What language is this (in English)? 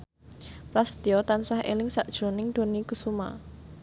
Javanese